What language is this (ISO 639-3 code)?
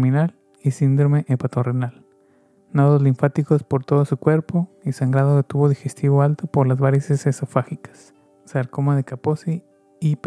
spa